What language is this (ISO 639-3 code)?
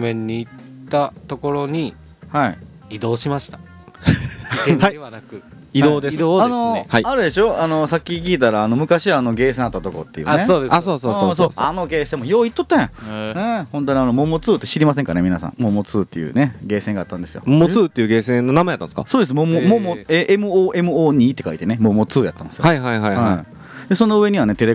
jpn